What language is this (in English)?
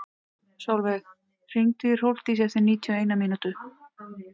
Icelandic